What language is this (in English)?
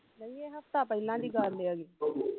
Punjabi